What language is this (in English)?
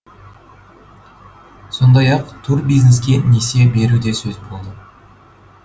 Kazakh